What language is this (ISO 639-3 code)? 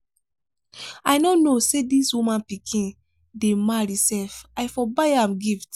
pcm